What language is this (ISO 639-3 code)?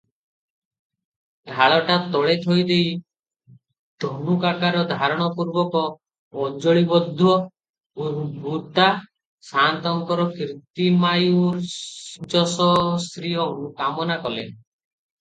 ori